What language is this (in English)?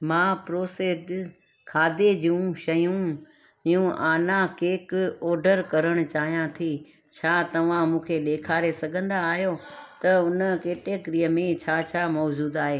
Sindhi